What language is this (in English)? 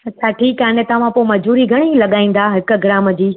Sindhi